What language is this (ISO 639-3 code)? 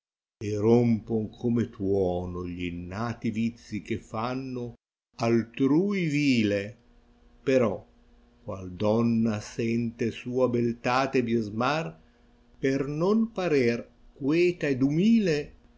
ita